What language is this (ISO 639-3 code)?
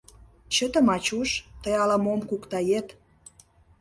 chm